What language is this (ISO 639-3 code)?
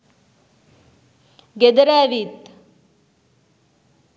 sin